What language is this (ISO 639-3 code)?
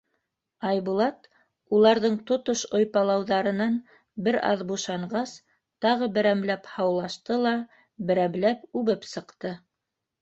bak